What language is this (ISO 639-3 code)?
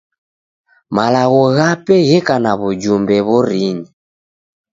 dav